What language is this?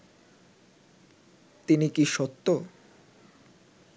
Bangla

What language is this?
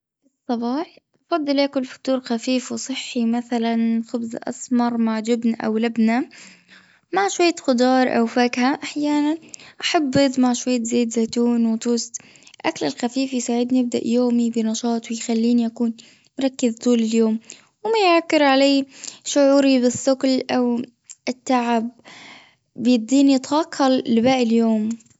Gulf Arabic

